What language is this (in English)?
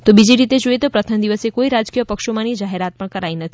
Gujarati